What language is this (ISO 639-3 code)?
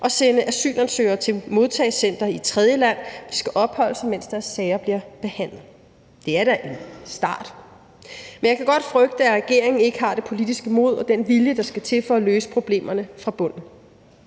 dan